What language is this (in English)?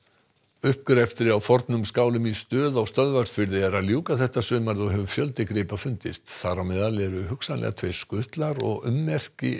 Icelandic